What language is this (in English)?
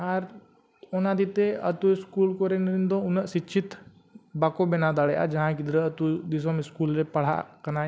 Santali